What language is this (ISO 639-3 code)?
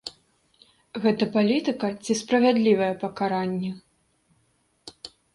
bel